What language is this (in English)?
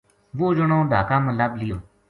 Gujari